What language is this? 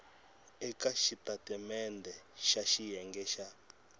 Tsonga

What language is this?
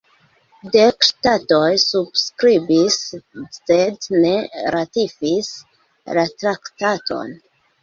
Esperanto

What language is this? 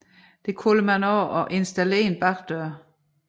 Danish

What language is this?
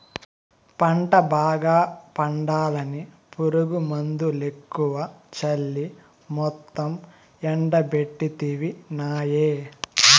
Telugu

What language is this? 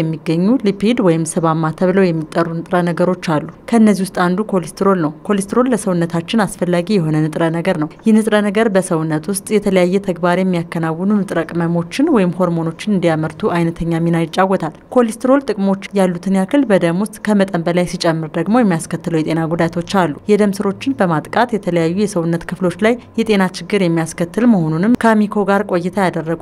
Arabic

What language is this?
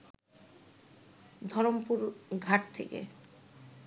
Bangla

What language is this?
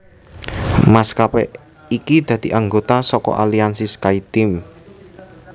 Javanese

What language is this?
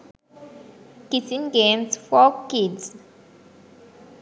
Sinhala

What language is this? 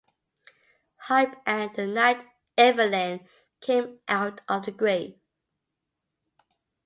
English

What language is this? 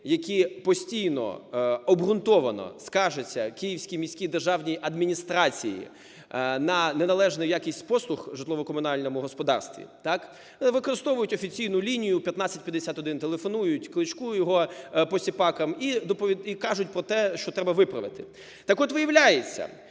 Ukrainian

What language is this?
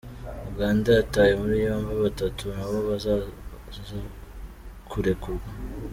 Kinyarwanda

